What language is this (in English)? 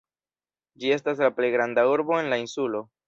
Esperanto